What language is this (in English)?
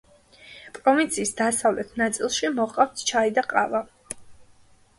Georgian